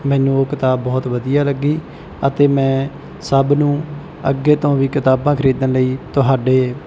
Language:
Punjabi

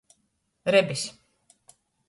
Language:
Latgalian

